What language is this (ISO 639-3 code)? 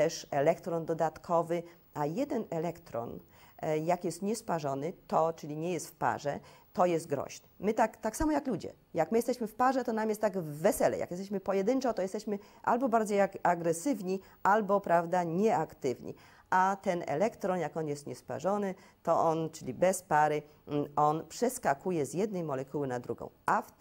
pol